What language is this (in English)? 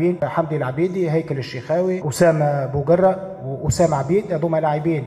Arabic